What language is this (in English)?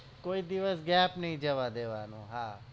Gujarati